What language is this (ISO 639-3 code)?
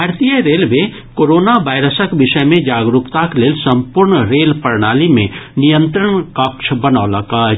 mai